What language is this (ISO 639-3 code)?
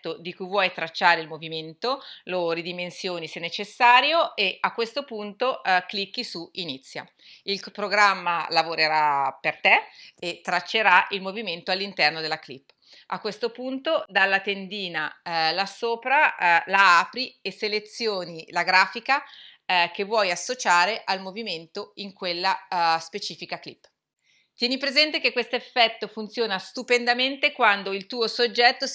ita